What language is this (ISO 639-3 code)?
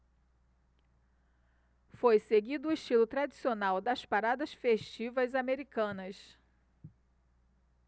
por